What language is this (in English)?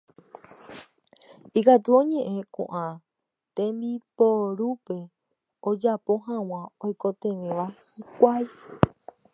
Guarani